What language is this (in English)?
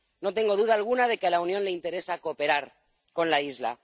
Spanish